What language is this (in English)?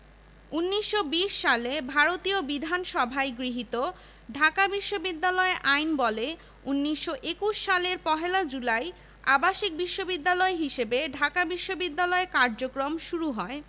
Bangla